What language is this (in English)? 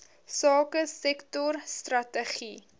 Afrikaans